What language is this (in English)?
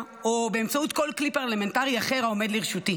Hebrew